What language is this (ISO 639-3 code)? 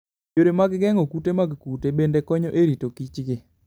luo